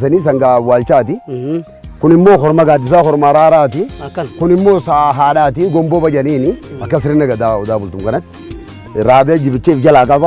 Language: Arabic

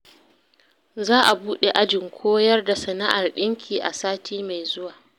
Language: Hausa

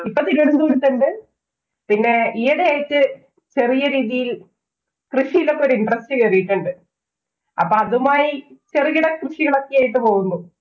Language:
Malayalam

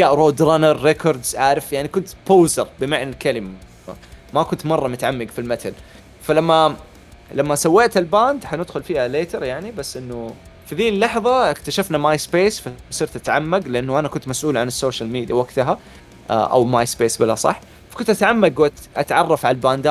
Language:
Arabic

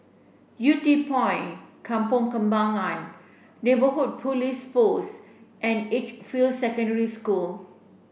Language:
English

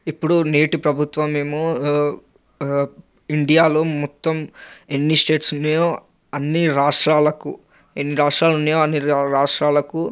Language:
Telugu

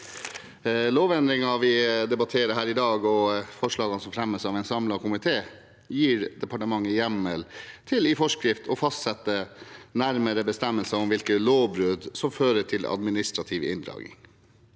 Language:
Norwegian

